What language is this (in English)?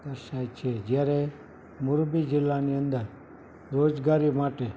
Gujarati